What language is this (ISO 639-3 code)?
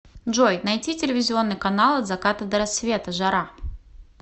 rus